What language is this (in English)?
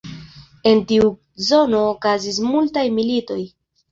Esperanto